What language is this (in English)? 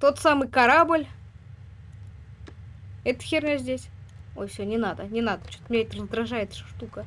Russian